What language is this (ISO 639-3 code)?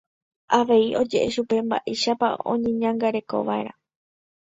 grn